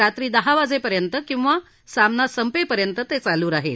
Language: Marathi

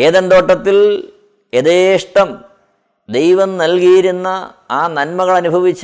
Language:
Malayalam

